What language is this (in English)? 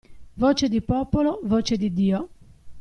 Italian